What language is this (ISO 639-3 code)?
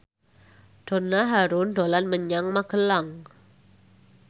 jav